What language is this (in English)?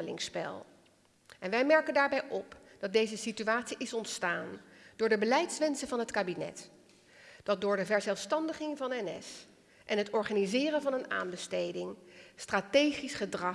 Dutch